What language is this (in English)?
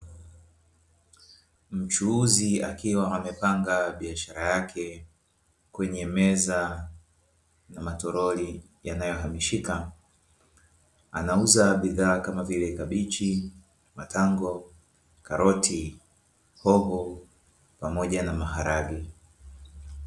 Swahili